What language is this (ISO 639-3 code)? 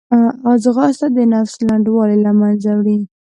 pus